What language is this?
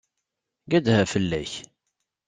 Kabyle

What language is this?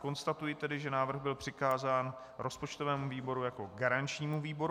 Czech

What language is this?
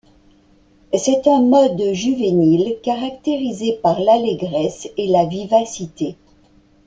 French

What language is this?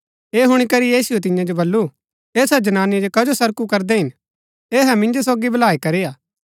Gaddi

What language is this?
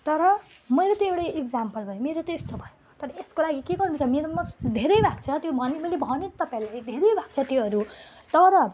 Nepali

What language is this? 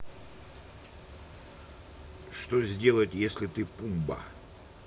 Russian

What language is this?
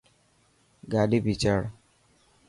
Dhatki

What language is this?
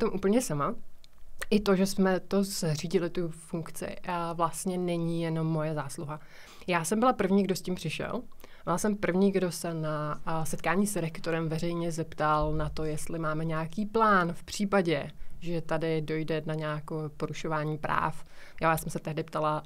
Czech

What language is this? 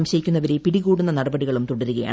Malayalam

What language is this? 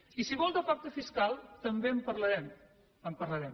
Catalan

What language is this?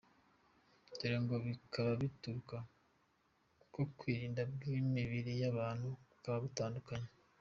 Kinyarwanda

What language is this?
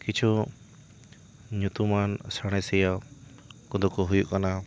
Santali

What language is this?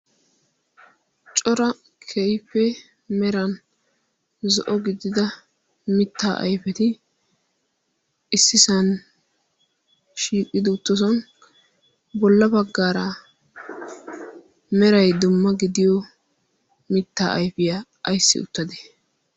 Wolaytta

